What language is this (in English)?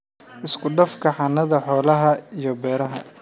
Somali